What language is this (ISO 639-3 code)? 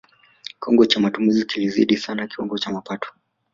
swa